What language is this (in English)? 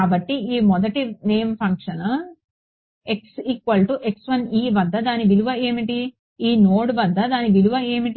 Telugu